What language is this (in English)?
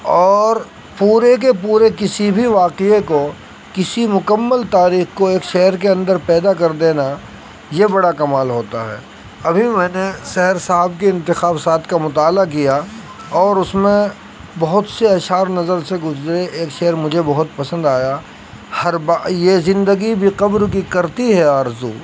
Urdu